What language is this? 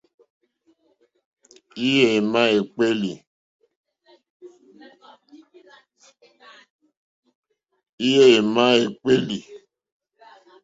Mokpwe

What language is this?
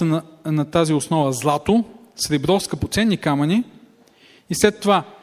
Bulgarian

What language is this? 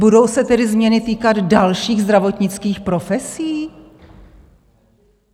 Czech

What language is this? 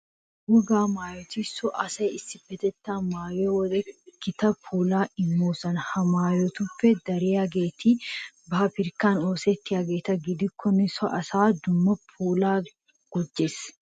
Wolaytta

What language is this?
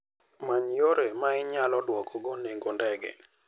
Luo (Kenya and Tanzania)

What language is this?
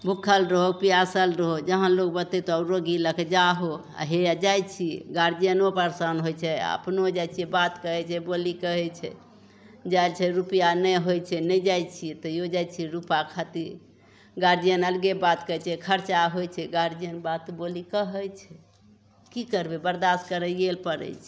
Maithili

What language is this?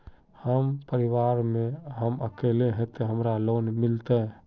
Magahi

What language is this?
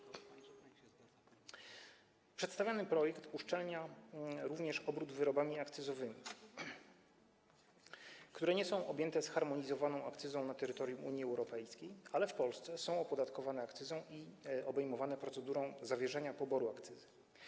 Polish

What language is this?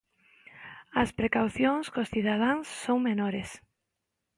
Galician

